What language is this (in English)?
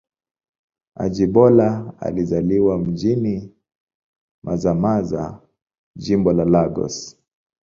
Swahili